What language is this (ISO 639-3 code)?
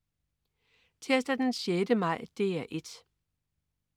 dan